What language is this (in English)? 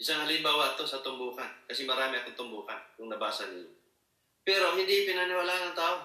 Filipino